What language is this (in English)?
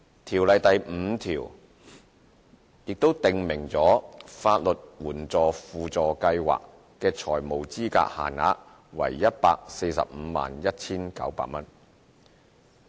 Cantonese